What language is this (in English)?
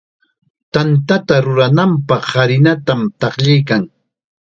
Chiquián Ancash Quechua